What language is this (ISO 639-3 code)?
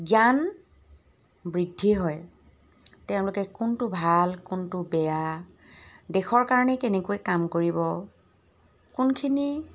asm